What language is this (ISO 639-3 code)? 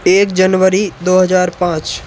hin